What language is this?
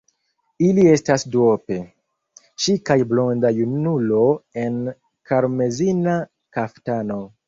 Esperanto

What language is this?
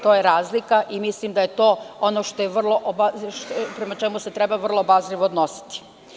Serbian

